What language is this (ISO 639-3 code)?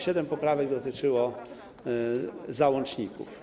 pol